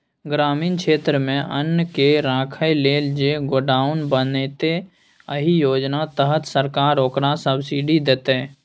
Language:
Maithili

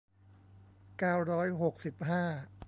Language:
Thai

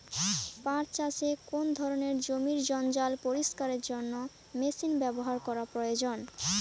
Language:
Bangla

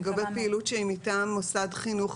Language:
Hebrew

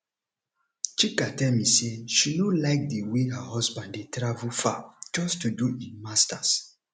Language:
Nigerian Pidgin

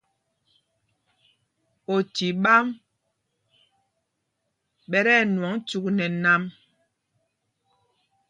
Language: Mpumpong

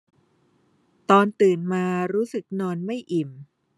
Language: Thai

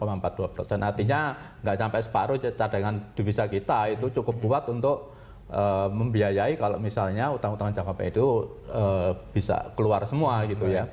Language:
Indonesian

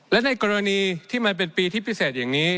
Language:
Thai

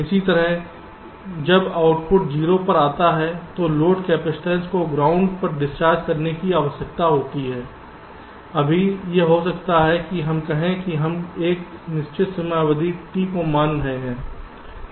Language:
Hindi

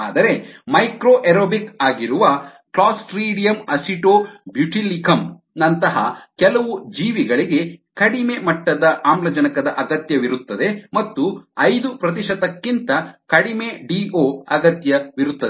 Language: Kannada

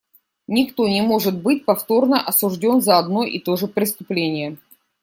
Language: Russian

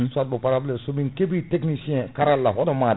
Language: Fula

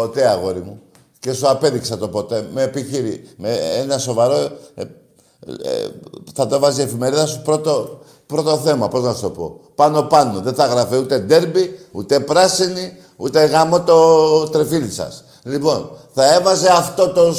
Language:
Greek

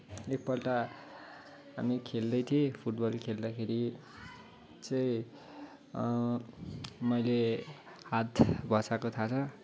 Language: Nepali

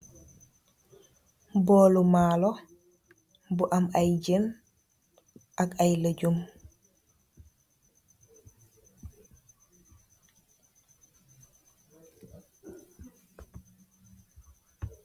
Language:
Wolof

